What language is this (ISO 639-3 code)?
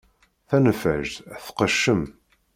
kab